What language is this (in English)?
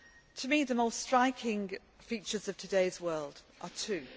English